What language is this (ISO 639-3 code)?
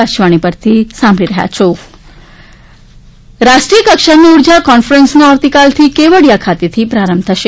guj